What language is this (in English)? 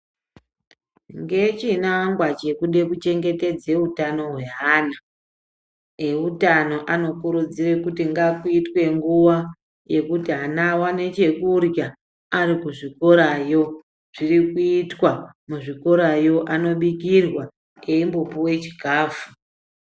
Ndau